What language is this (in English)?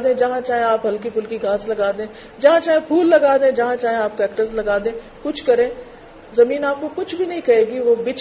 Urdu